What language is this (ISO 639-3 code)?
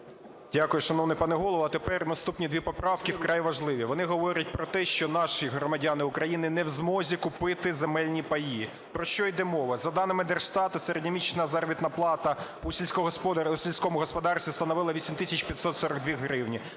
ukr